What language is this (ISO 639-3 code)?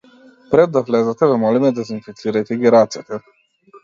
mkd